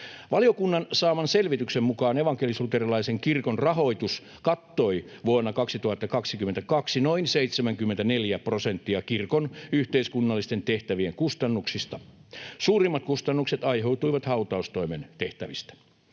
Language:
Finnish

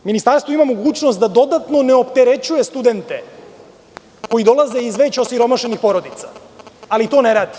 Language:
Serbian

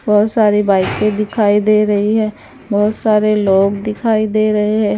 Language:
Hindi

